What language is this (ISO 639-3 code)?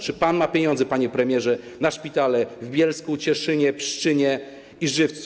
pol